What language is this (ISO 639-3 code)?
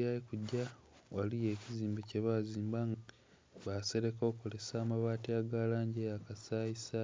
xog